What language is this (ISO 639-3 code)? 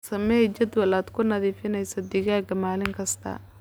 som